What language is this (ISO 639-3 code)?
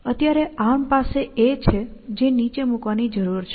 guj